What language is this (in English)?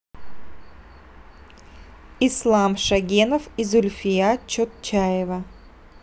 Russian